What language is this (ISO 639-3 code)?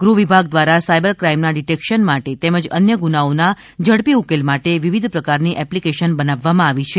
guj